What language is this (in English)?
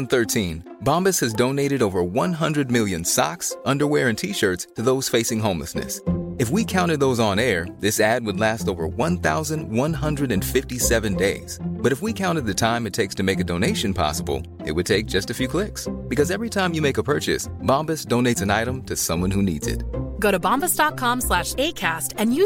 Swedish